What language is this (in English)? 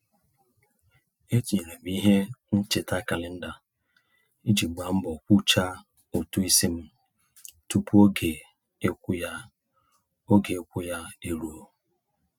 Igbo